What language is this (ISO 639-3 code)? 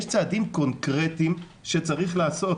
heb